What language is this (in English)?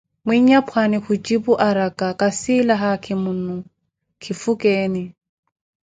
Koti